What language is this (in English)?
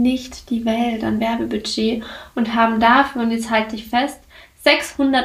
German